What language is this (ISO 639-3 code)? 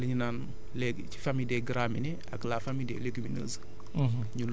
wol